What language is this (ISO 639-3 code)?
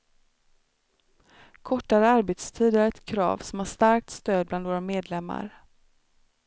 swe